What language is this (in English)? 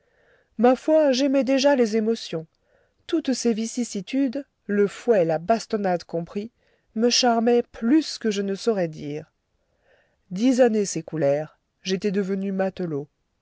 French